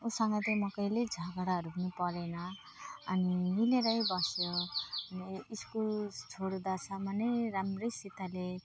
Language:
Nepali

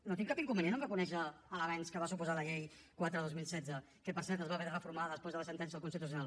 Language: Catalan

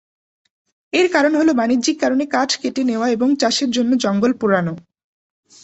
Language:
Bangla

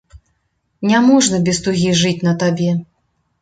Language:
Belarusian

